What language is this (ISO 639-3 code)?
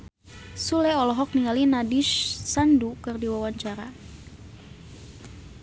sun